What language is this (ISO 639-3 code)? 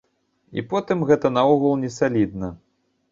bel